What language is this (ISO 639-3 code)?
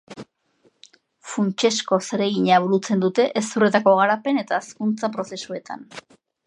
eus